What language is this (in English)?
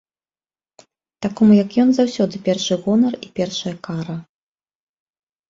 Belarusian